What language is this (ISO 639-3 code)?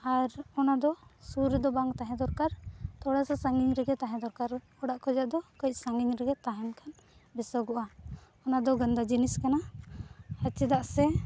sat